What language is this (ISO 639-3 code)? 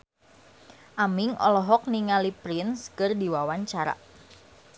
sun